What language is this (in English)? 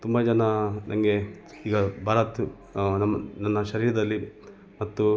Kannada